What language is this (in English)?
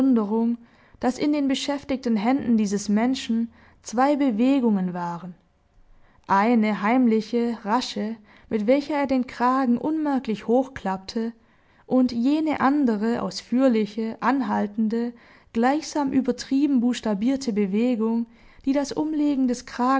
German